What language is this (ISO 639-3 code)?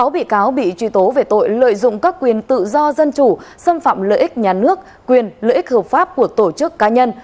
vie